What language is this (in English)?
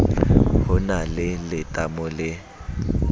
Southern Sotho